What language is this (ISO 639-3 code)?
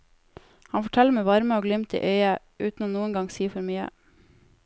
nor